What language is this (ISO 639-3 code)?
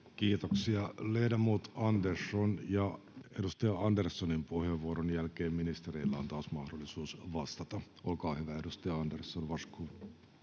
fin